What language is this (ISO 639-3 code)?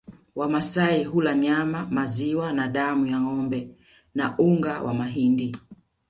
swa